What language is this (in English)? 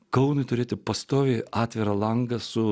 Lithuanian